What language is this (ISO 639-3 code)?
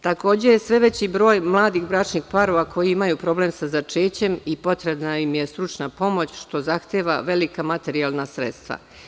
srp